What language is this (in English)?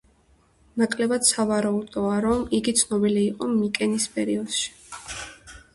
Georgian